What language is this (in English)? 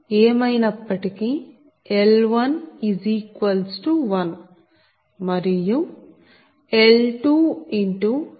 Telugu